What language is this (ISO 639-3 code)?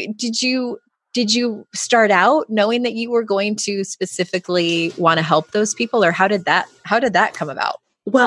eng